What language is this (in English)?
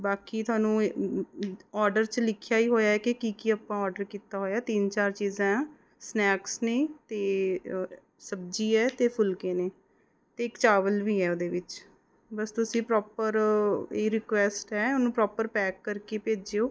Punjabi